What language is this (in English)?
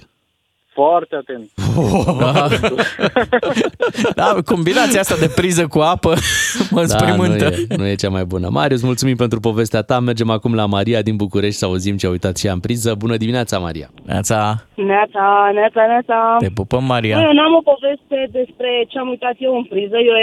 Romanian